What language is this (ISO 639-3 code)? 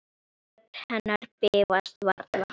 isl